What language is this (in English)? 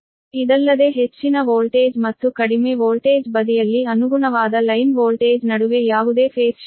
Kannada